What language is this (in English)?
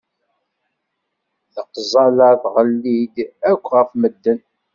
Kabyle